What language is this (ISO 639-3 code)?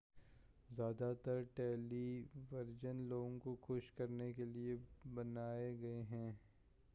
urd